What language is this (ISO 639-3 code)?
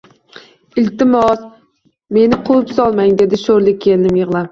uzb